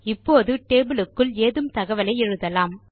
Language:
Tamil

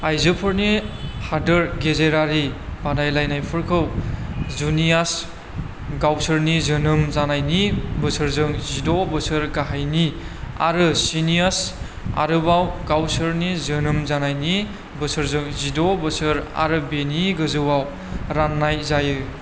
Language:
Bodo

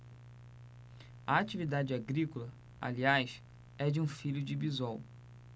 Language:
Portuguese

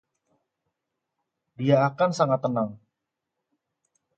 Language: Indonesian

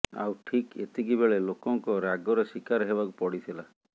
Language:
Odia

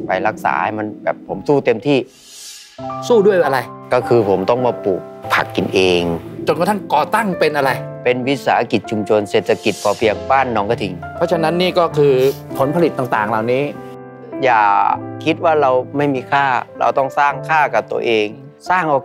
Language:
Thai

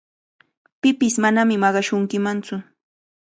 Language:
Cajatambo North Lima Quechua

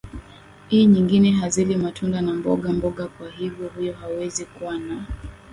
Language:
Swahili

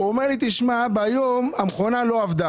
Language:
Hebrew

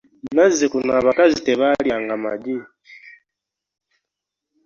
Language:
Ganda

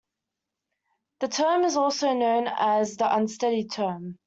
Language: English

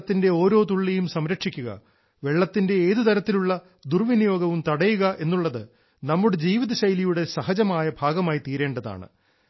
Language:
Malayalam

